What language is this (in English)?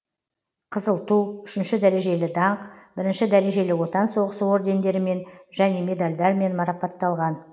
Kazakh